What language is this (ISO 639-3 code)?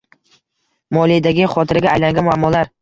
uzb